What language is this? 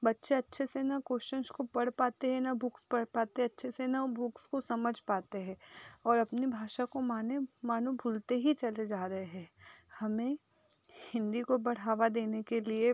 Hindi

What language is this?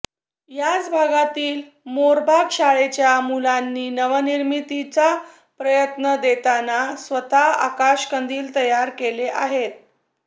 Marathi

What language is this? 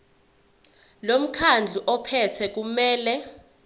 Zulu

